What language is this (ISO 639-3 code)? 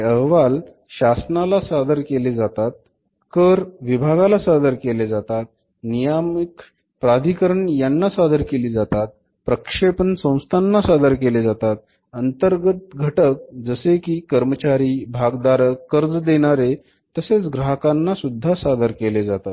mar